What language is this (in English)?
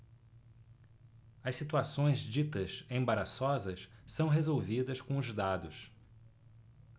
Portuguese